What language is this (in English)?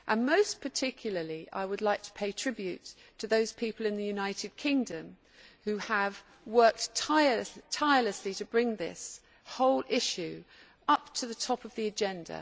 English